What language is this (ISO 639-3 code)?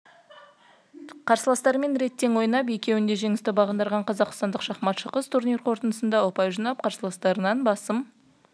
kaz